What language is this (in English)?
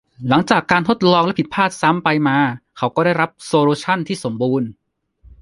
Thai